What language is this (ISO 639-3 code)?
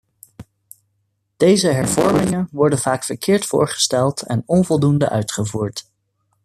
nld